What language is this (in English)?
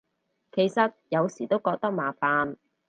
Cantonese